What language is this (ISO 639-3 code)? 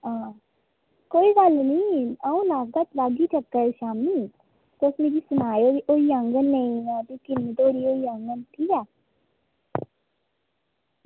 doi